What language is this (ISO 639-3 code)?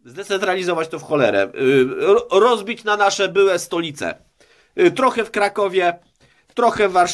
pol